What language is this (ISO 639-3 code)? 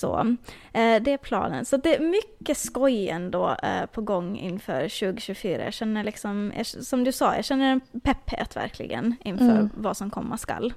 swe